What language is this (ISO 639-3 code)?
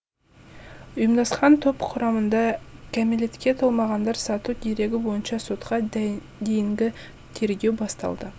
kaz